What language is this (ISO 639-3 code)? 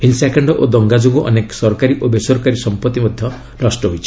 ori